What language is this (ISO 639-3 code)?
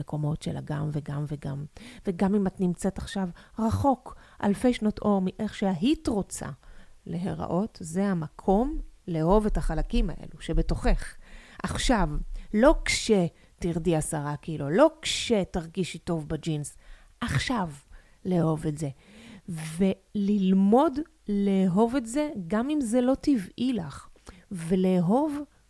heb